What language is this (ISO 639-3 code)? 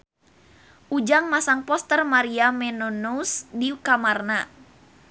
sun